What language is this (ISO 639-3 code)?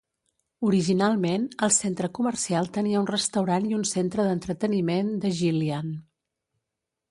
cat